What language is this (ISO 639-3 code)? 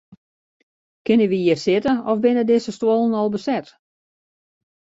fry